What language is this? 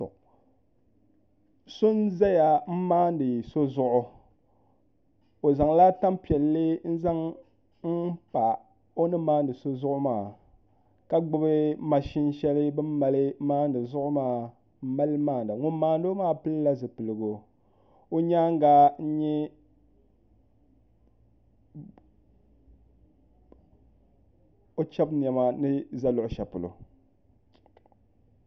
Dagbani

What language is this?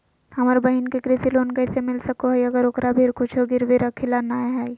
Magahi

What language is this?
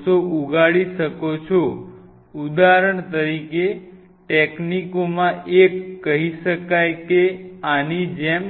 Gujarati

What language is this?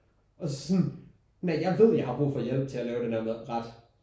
Danish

